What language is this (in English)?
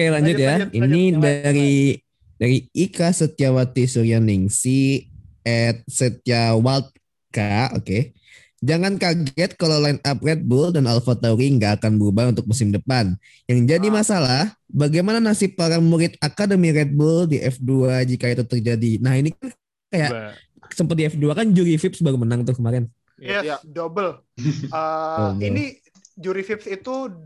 Indonesian